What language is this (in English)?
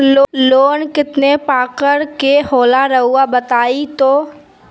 Magahi